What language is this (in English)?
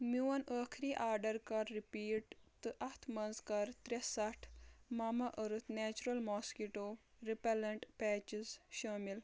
Kashmiri